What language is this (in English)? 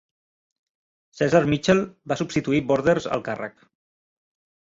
Catalan